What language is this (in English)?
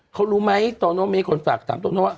Thai